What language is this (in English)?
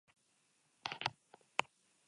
Basque